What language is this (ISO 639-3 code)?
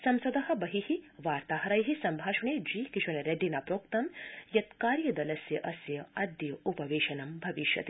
san